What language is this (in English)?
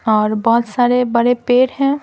Hindi